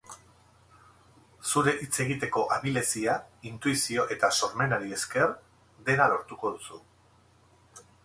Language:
Basque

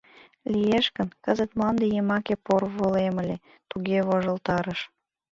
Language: Mari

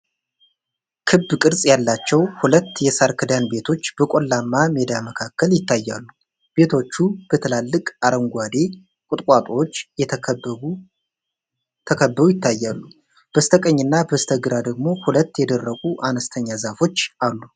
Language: Amharic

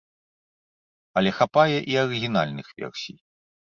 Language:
Belarusian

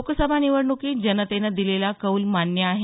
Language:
Marathi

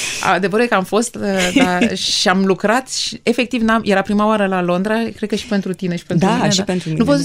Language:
Romanian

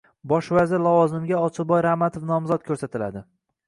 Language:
Uzbek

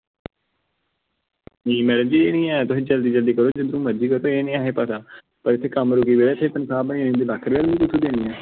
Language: Dogri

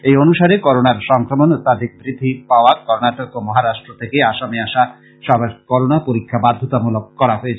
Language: Bangla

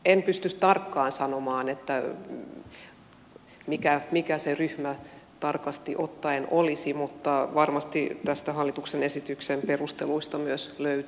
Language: Finnish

